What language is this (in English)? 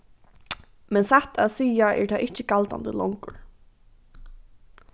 Faroese